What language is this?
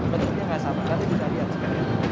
Indonesian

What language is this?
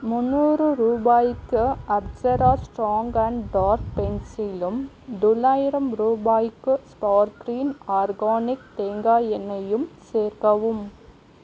Tamil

